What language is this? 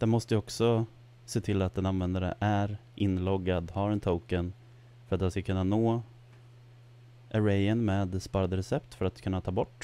Swedish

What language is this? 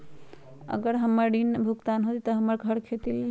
Magahi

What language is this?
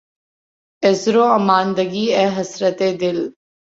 Urdu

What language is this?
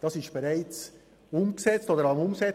Swiss German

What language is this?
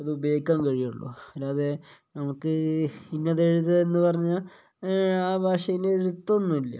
Malayalam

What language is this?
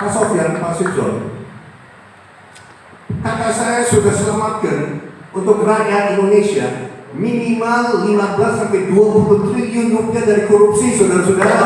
Indonesian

